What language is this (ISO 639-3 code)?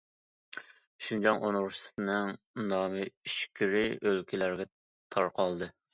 uig